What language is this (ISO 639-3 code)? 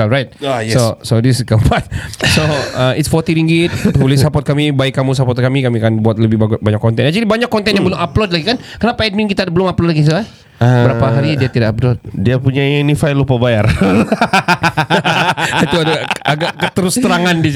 msa